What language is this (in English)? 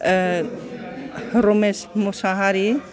Bodo